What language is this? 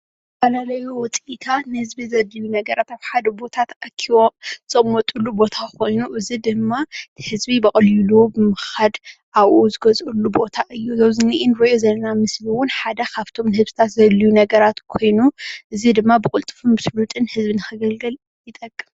Tigrinya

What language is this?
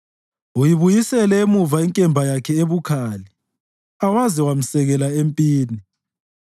North Ndebele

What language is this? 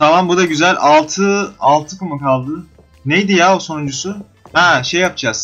Turkish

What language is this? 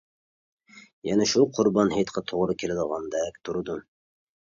Uyghur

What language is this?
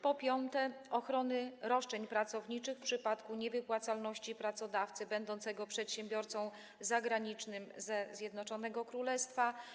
Polish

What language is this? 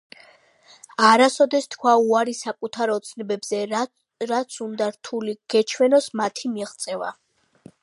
Georgian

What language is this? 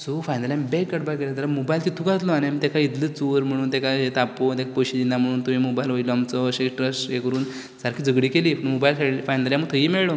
Konkani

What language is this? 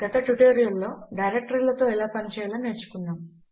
Telugu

